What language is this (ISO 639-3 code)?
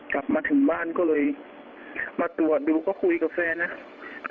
tha